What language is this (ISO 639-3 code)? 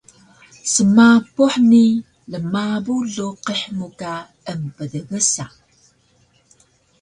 trv